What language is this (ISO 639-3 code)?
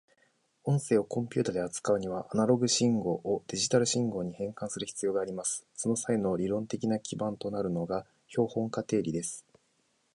jpn